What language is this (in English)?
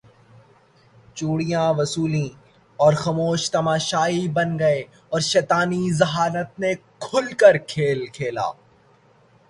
Urdu